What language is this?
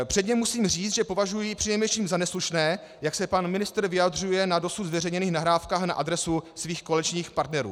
Czech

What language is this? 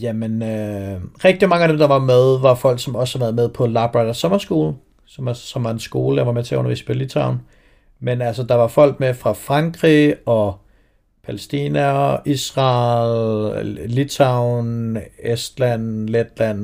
Danish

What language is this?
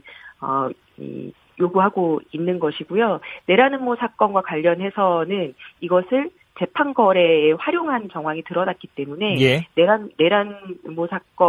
Korean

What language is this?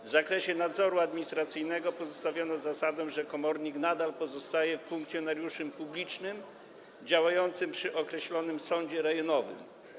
Polish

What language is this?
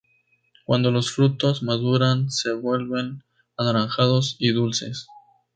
Spanish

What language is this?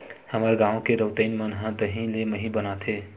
Chhattisgarhi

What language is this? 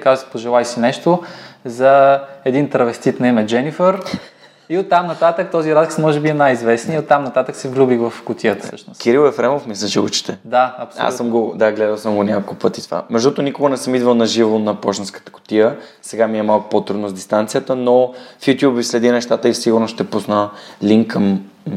Bulgarian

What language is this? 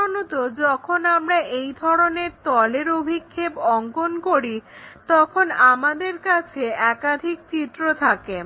Bangla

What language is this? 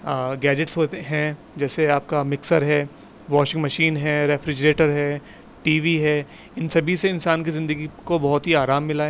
Urdu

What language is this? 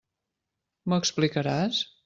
Catalan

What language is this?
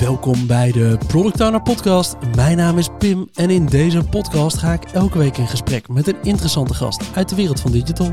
Dutch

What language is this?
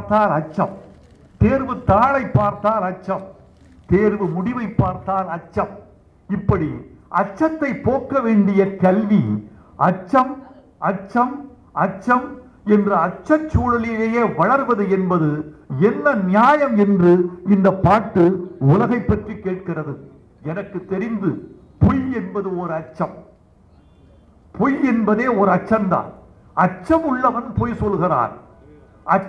Tamil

